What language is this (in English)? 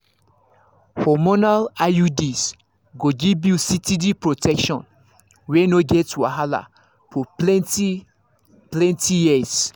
Nigerian Pidgin